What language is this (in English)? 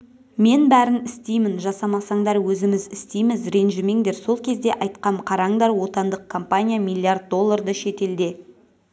Kazakh